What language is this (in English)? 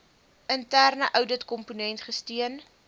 Afrikaans